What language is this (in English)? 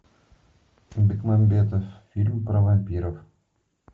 Russian